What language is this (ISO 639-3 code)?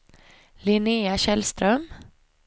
swe